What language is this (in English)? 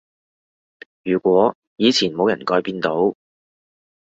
Cantonese